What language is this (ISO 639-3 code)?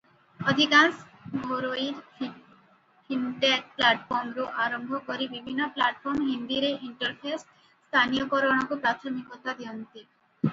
ori